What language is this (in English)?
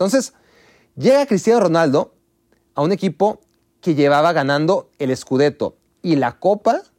Spanish